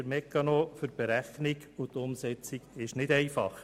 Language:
Swiss German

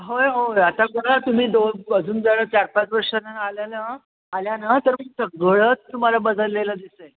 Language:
Marathi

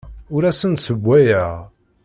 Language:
Kabyle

